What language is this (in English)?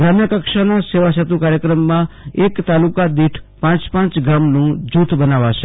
Gujarati